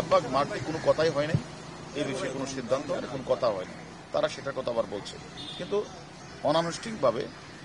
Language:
Romanian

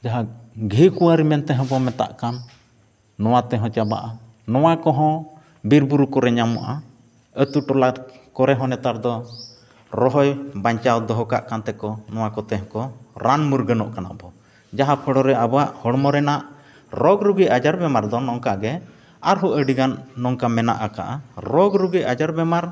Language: Santali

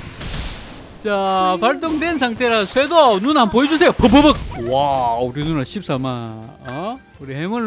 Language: Korean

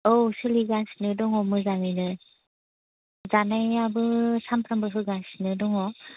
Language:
Bodo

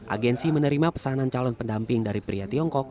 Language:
Indonesian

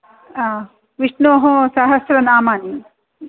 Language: Sanskrit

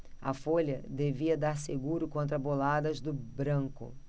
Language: Portuguese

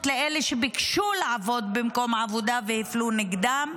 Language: Hebrew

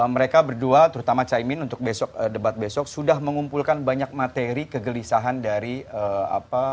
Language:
Indonesian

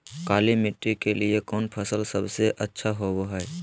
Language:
Magahi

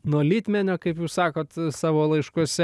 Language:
Lithuanian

